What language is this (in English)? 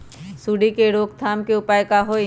Magahi